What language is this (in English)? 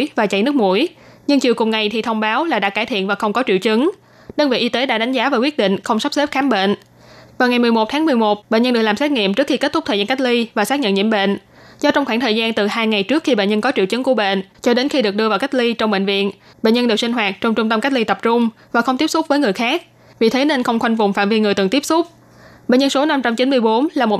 Vietnamese